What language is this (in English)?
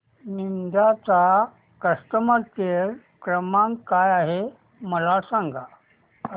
Marathi